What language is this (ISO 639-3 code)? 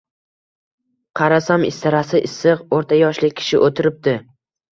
uzb